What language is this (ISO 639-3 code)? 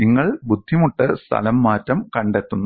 mal